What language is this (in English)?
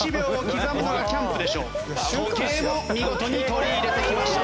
Japanese